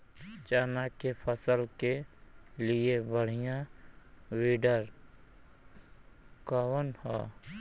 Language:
Bhojpuri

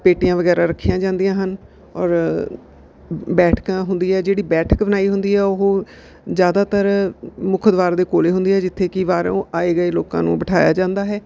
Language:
Punjabi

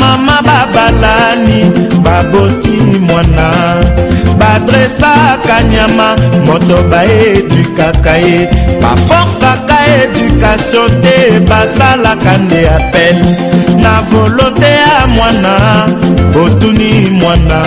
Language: Swahili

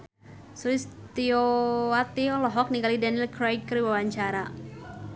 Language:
Sundanese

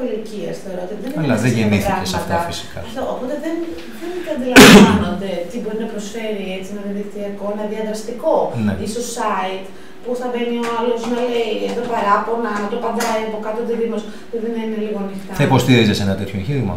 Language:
Greek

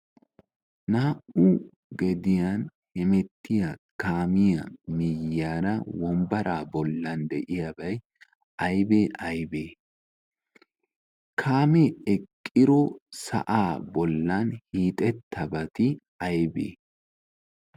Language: Wolaytta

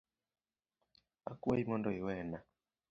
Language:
Luo (Kenya and Tanzania)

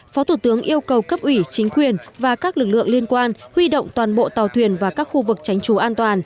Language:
Vietnamese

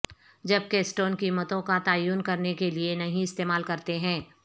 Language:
Urdu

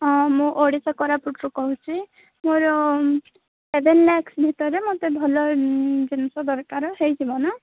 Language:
Odia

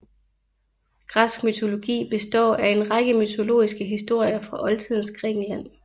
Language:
Danish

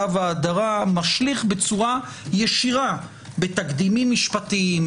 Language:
Hebrew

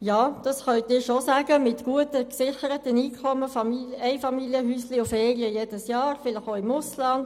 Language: Swiss German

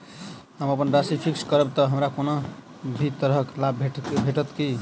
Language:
Maithili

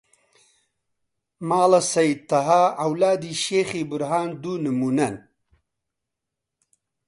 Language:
Central Kurdish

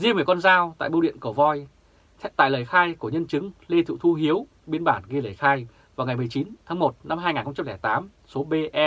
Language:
Vietnamese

